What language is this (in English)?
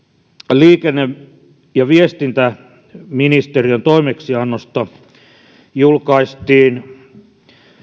Finnish